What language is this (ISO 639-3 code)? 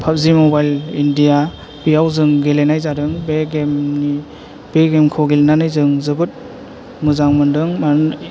brx